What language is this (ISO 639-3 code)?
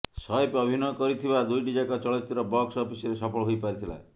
ori